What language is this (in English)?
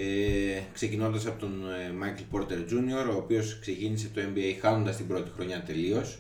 Greek